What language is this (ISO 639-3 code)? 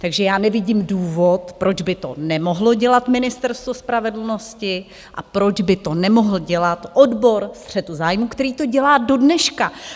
ces